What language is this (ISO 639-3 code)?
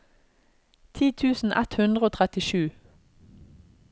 nor